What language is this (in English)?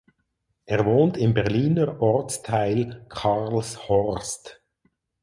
German